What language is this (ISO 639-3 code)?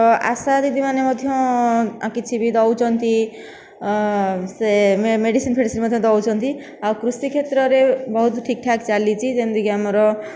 ori